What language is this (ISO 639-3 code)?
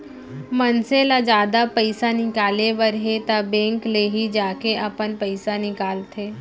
hne